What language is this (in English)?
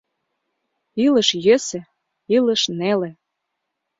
Mari